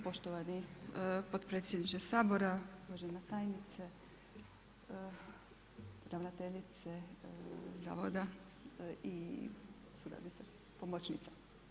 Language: Croatian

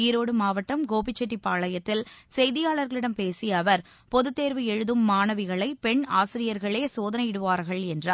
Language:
Tamil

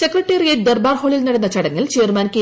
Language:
Malayalam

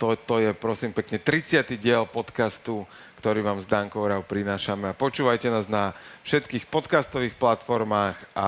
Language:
Slovak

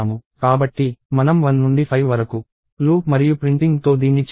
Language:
Telugu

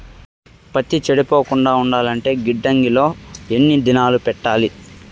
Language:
Telugu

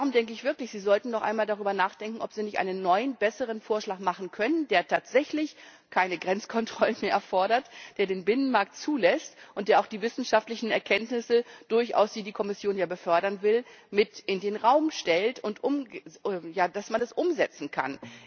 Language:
German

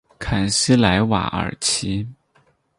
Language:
Chinese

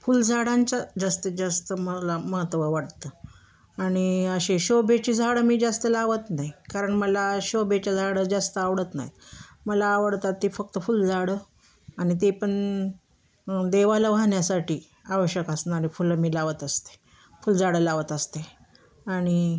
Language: Marathi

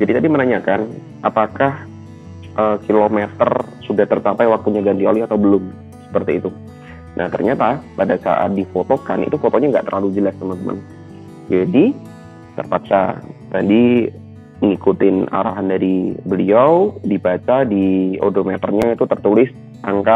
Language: Indonesian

